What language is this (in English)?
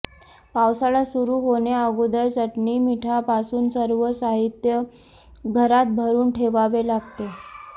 Marathi